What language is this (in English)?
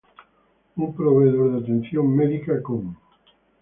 Spanish